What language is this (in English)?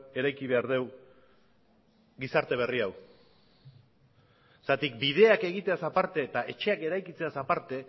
Basque